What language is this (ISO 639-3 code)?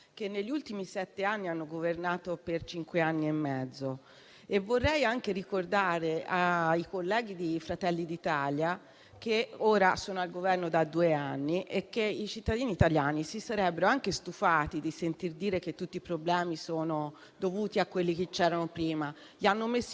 ita